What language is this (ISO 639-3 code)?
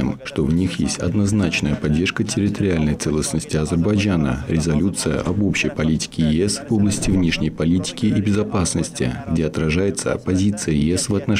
rus